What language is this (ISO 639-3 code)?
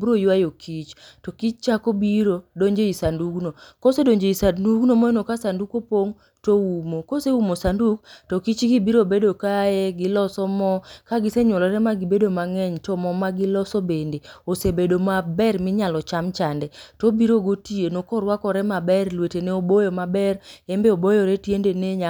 luo